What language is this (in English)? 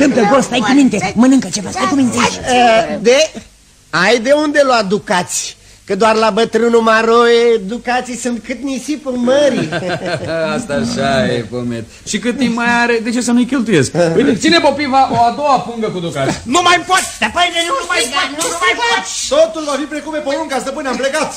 Romanian